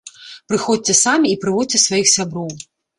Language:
Belarusian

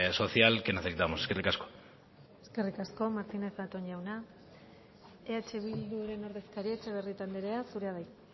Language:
Basque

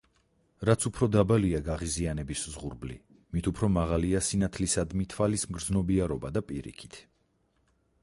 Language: Georgian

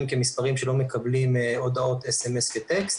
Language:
Hebrew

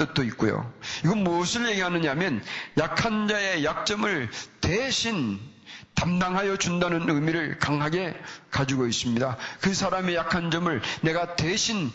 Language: Korean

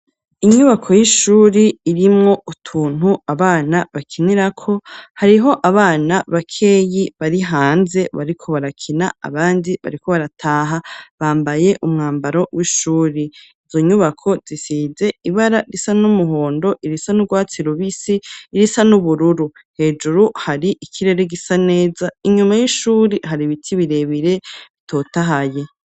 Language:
Rundi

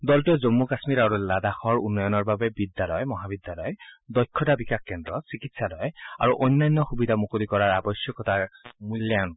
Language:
Assamese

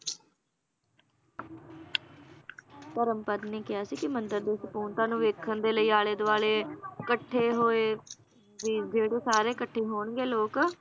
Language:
Punjabi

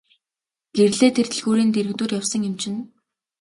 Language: Mongolian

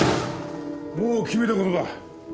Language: Japanese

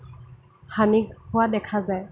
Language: Assamese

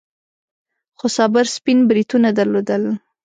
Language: Pashto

